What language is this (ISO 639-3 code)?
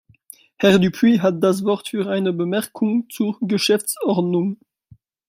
deu